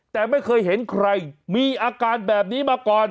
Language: Thai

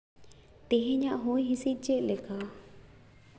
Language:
Santali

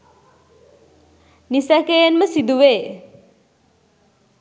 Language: Sinhala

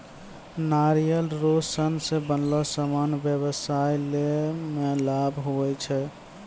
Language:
Maithili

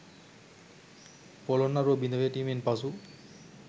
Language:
Sinhala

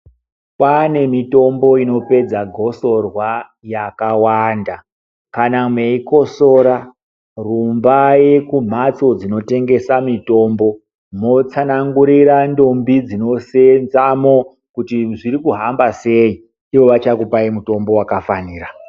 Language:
Ndau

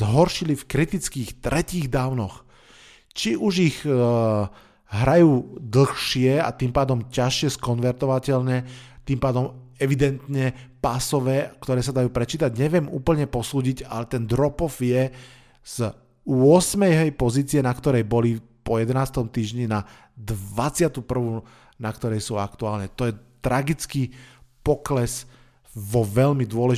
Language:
Slovak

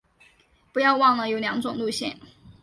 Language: Chinese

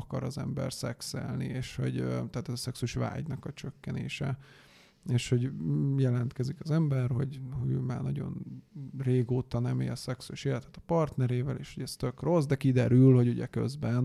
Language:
Hungarian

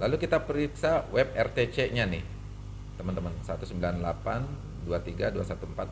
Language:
Indonesian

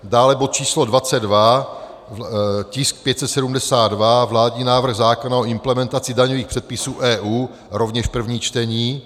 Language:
Czech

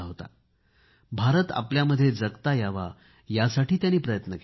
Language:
Marathi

